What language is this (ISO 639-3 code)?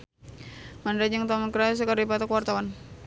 sun